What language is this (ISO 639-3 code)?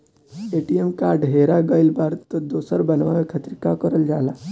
bho